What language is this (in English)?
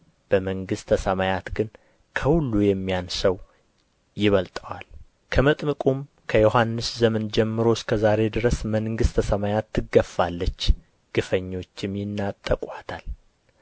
Amharic